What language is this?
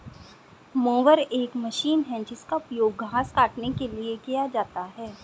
Hindi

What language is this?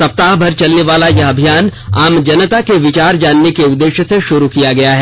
Hindi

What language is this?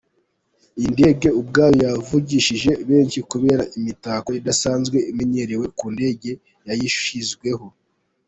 Kinyarwanda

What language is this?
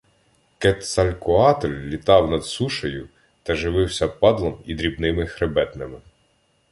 Ukrainian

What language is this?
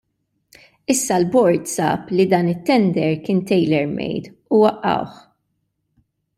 Maltese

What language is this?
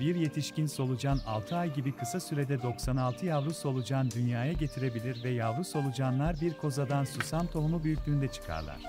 Turkish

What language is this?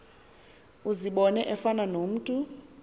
Xhosa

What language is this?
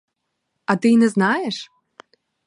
Ukrainian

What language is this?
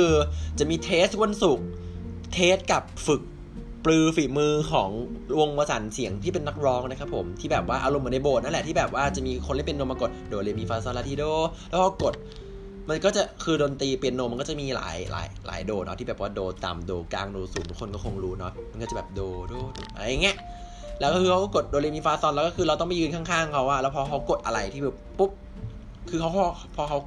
Thai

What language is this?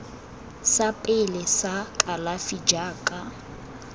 Tswana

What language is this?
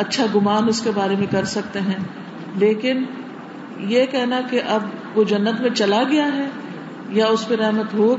Urdu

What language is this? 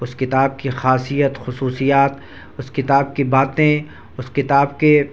Urdu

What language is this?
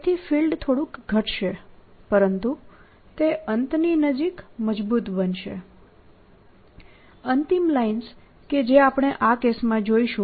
Gujarati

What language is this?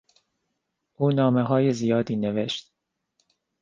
Persian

